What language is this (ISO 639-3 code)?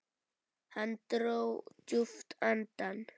isl